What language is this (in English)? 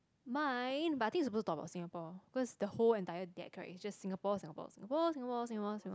English